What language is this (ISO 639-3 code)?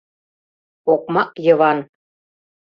chm